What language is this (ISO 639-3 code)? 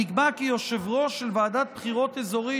heb